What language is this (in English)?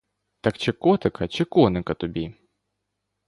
Ukrainian